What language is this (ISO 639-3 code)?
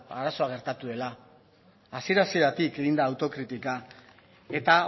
eus